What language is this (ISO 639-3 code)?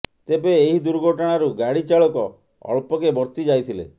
ori